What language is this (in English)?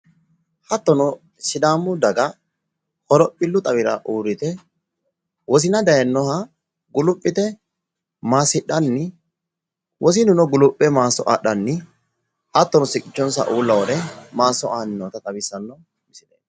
Sidamo